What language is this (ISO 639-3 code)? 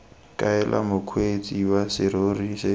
tsn